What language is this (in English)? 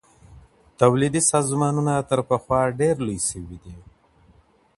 Pashto